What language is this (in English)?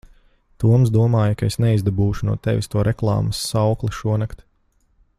Latvian